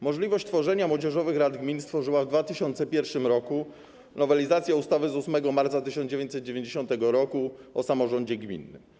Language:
Polish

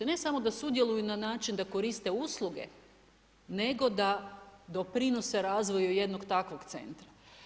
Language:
Croatian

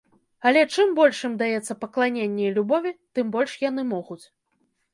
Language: Belarusian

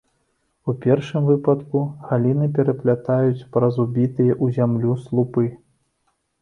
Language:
Belarusian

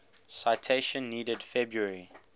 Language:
English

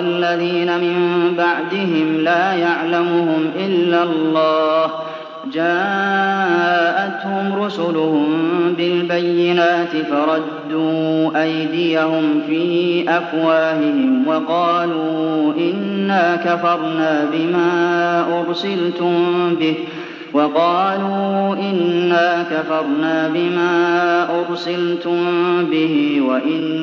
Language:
Arabic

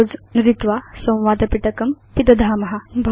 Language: Sanskrit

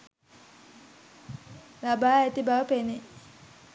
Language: Sinhala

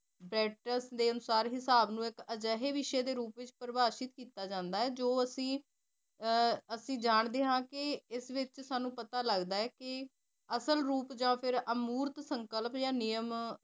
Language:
Punjabi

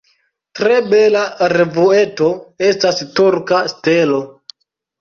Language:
Esperanto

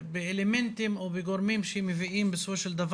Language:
Hebrew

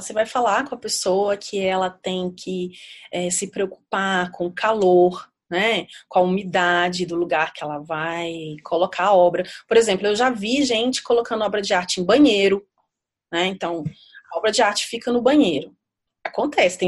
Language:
Portuguese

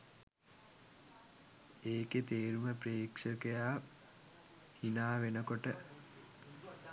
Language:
Sinhala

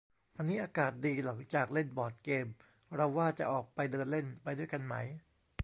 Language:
Thai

